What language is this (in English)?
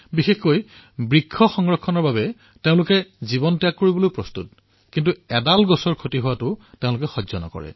Assamese